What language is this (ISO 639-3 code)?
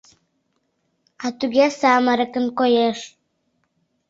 chm